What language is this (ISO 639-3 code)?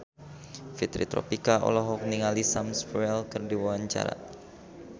sun